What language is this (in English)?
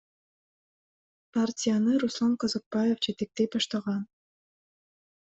Kyrgyz